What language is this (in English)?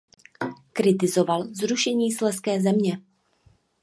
Czech